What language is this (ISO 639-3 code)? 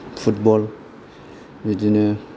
brx